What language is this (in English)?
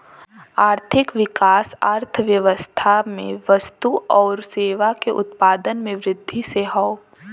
Bhojpuri